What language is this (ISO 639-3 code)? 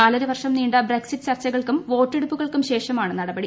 mal